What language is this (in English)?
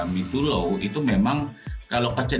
Indonesian